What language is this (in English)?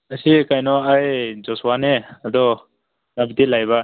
Manipuri